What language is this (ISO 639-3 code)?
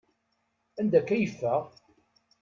kab